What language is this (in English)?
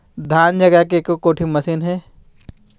Chhattisgarhi